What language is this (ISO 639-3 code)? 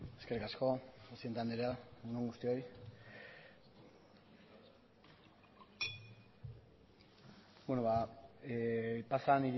eus